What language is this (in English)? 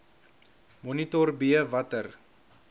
Afrikaans